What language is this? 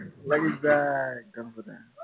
Assamese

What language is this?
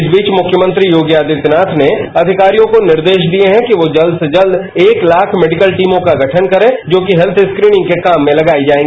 Hindi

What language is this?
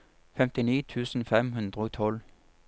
Norwegian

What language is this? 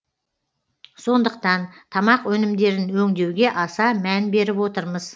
Kazakh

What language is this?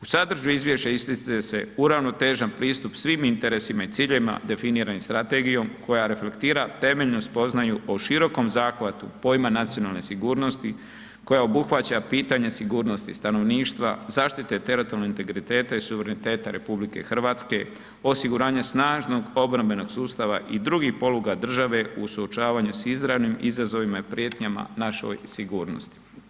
Croatian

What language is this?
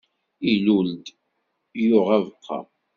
Kabyle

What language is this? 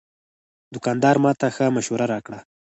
Pashto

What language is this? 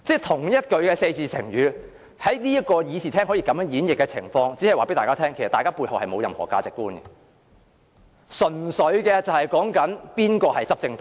Cantonese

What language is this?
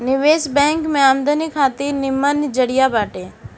Bhojpuri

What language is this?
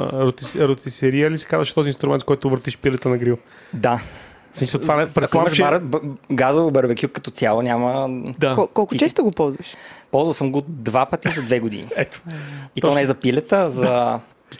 Bulgarian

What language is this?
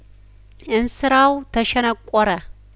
Amharic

